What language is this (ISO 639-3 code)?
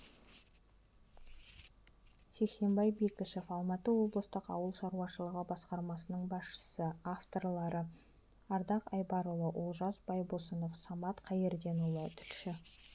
kaz